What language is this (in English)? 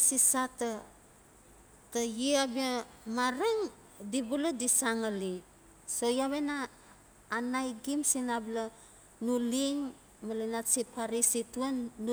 Notsi